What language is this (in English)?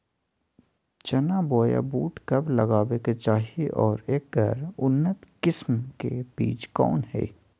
Magahi